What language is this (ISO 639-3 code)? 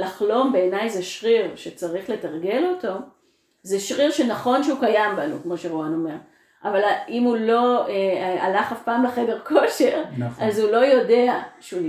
heb